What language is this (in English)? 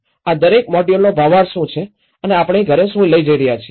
Gujarati